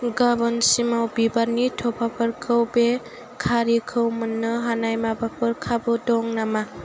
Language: Bodo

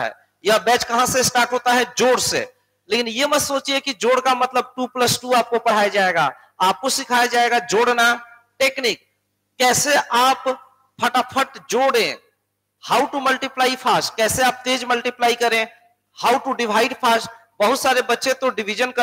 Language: Hindi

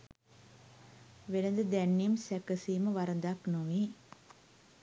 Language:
Sinhala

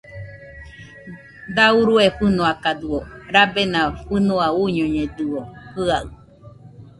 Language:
Nüpode Huitoto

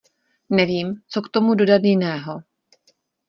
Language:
Czech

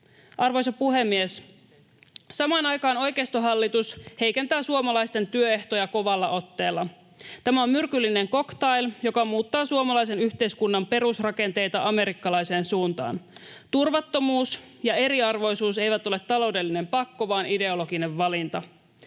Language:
Finnish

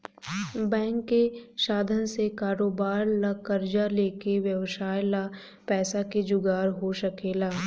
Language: Bhojpuri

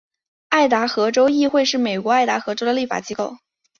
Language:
Chinese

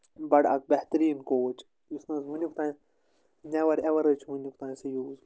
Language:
Kashmiri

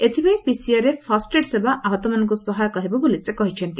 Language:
Odia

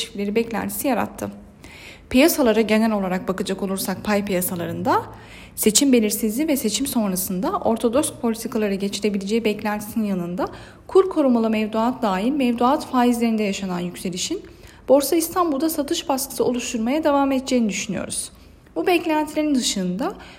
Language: Turkish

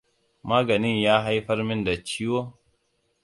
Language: Hausa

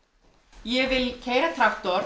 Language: Icelandic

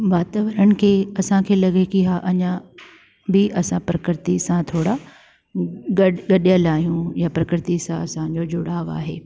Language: Sindhi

